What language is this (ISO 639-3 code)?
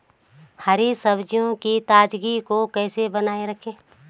hin